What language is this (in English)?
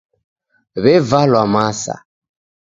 Taita